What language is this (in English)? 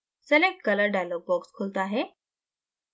Hindi